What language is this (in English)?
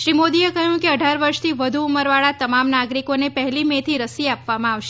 Gujarati